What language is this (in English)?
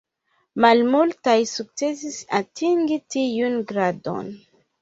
Esperanto